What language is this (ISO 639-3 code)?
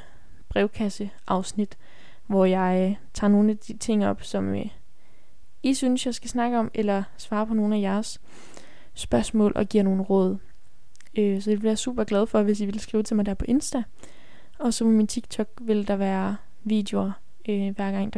dan